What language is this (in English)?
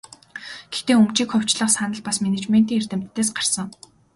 Mongolian